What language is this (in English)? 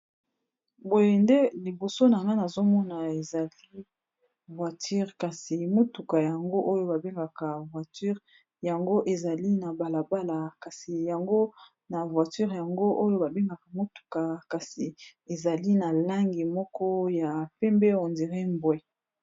Lingala